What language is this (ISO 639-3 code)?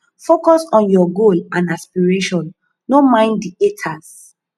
pcm